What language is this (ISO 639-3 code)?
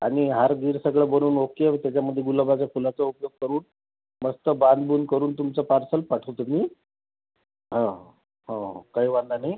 mar